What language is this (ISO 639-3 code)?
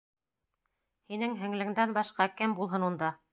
bak